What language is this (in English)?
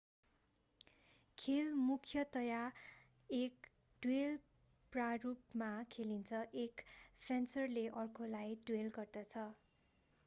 Nepali